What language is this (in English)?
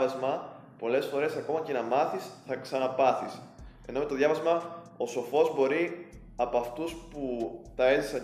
Greek